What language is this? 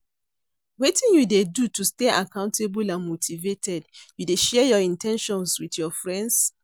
Nigerian Pidgin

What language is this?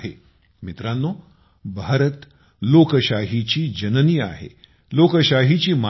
Marathi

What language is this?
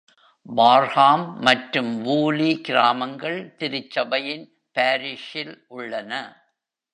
Tamil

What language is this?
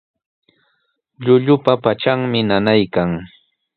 Sihuas Ancash Quechua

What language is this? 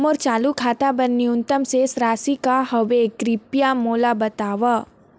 Chhattisgarhi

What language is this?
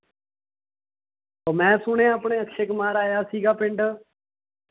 Punjabi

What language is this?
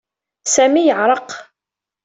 Kabyle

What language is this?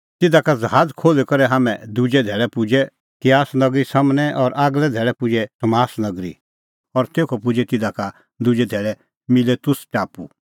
Kullu Pahari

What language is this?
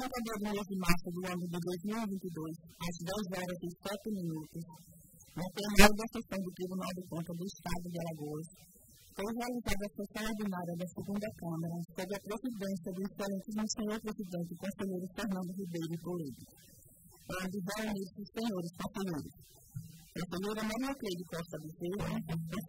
Portuguese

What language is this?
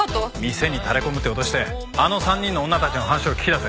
Japanese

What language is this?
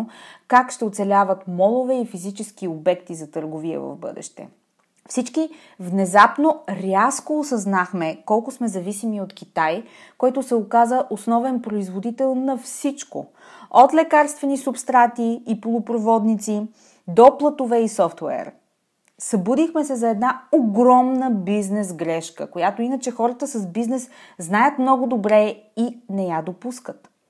Bulgarian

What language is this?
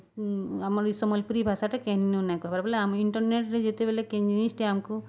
Odia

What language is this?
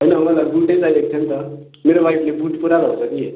Nepali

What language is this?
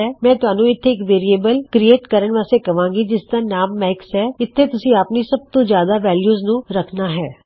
Punjabi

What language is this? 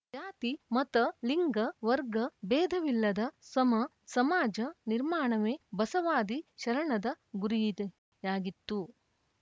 Kannada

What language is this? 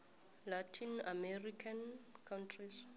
South Ndebele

